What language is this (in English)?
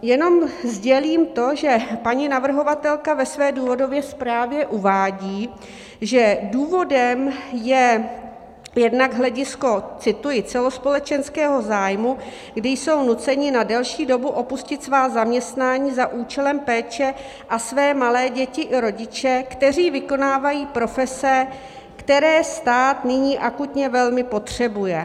Czech